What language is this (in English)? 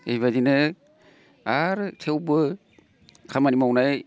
Bodo